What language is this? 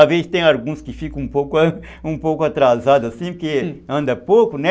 Portuguese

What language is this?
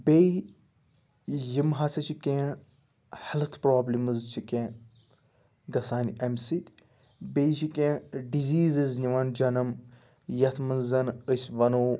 Kashmiri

